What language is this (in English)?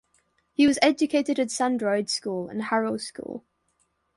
English